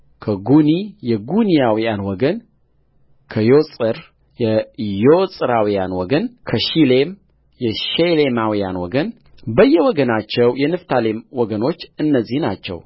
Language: Amharic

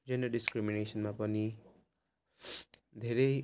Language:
Nepali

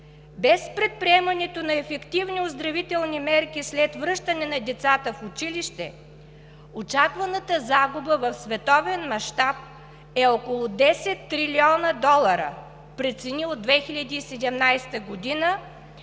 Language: Bulgarian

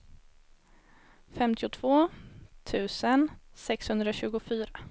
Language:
Swedish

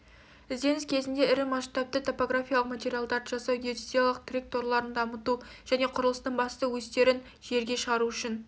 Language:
Kazakh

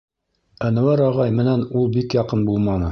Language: Bashkir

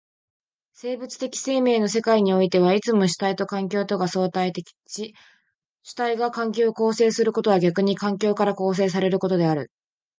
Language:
Japanese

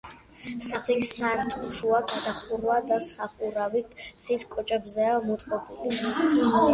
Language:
Georgian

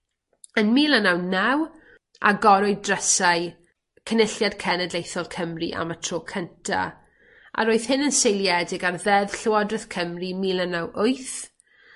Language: Welsh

